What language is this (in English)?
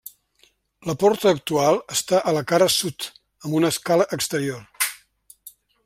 Catalan